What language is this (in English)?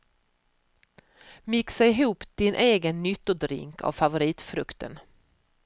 Swedish